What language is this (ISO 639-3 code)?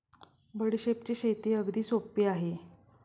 mar